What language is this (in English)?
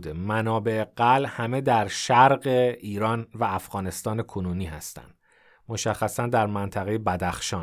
Persian